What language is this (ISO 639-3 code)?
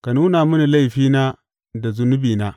hau